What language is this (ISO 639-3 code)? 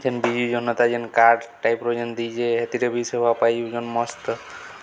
ori